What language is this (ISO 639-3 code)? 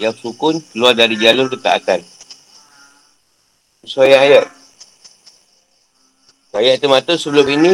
msa